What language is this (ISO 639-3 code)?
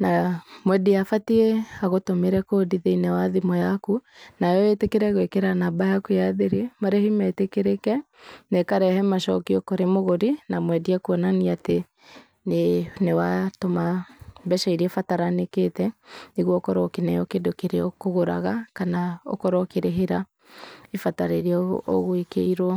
kik